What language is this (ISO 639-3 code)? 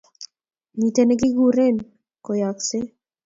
kln